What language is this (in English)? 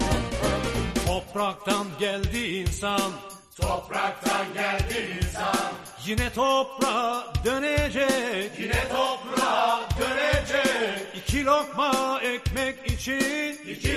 Turkish